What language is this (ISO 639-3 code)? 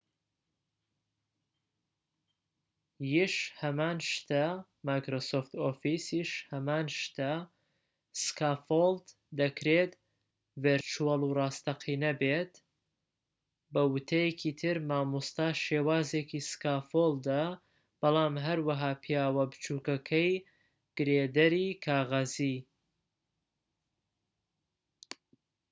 ckb